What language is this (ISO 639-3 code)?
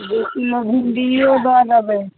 mai